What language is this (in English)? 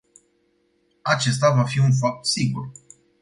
Romanian